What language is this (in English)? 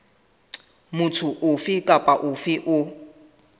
Southern Sotho